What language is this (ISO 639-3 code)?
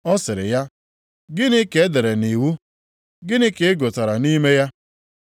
ibo